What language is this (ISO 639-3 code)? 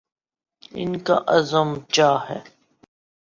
urd